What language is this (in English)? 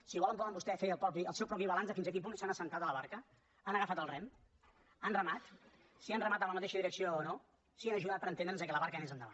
Catalan